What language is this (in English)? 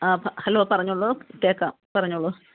Malayalam